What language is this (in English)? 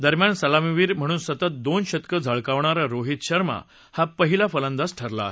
Marathi